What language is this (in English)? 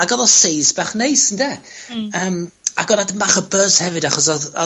Welsh